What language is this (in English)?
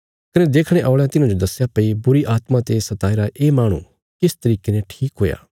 Bilaspuri